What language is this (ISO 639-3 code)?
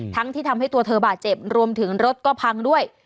tha